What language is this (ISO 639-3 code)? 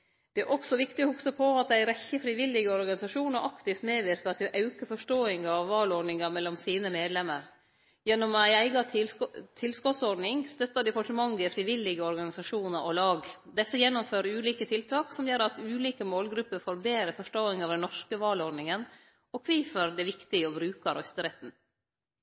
nno